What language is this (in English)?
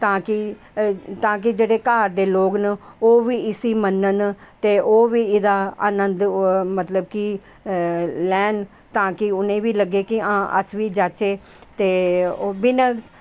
Dogri